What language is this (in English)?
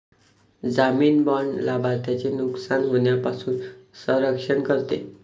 Marathi